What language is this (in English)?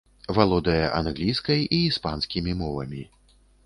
Belarusian